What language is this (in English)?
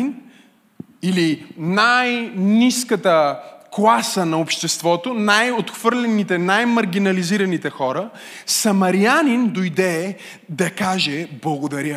Bulgarian